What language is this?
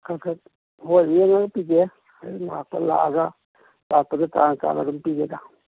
Manipuri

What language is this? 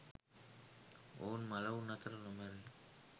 Sinhala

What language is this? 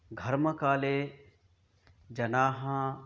Sanskrit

